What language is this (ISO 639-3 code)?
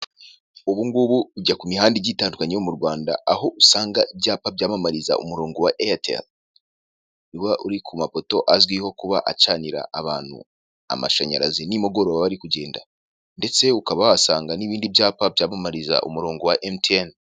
kin